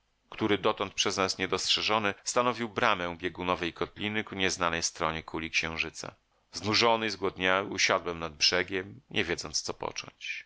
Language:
Polish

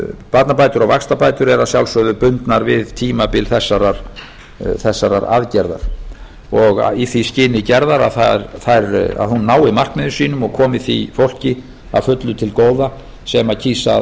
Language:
Icelandic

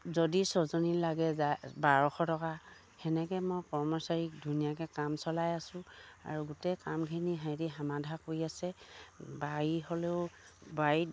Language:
Assamese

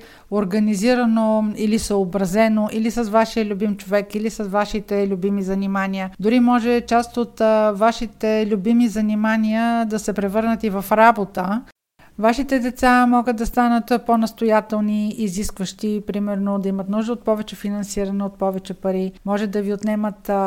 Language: Bulgarian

